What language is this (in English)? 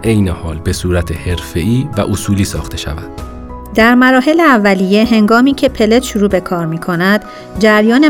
Persian